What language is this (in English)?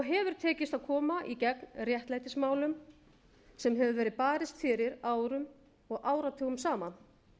Icelandic